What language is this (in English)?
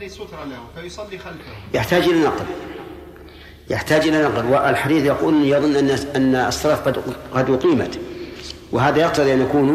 Arabic